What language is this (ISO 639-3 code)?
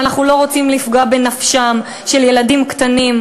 heb